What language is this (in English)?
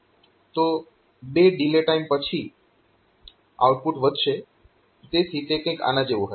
Gujarati